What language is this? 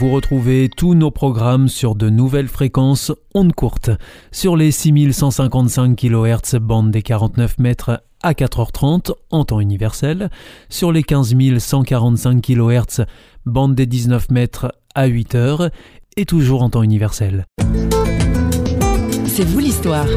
French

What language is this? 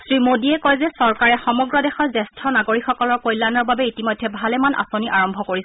Assamese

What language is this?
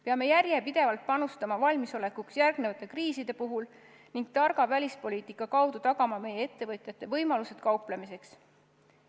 Estonian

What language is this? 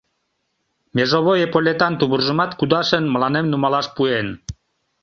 Mari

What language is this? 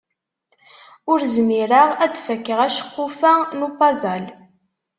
Kabyle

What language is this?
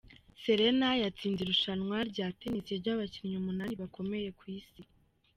Kinyarwanda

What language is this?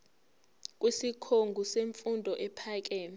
Zulu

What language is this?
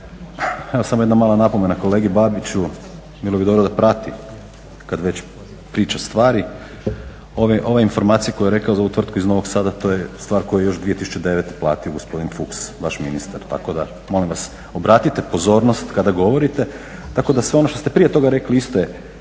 Croatian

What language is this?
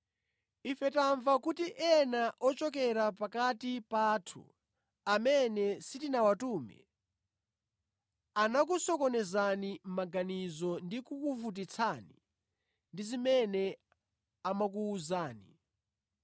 Nyanja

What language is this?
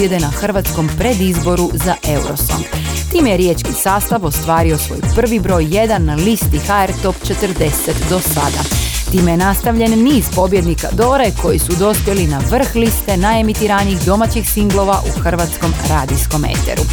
Croatian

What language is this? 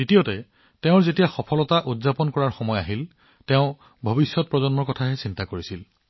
Assamese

